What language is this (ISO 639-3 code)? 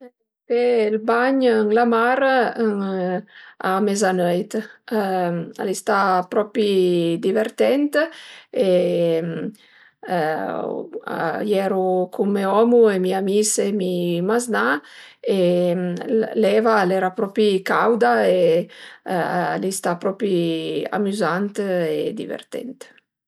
pms